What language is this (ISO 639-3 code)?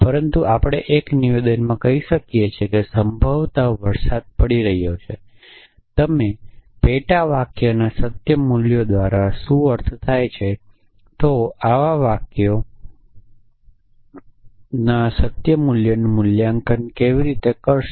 guj